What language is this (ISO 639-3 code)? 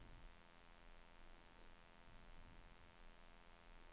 swe